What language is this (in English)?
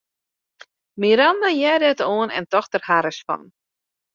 Western Frisian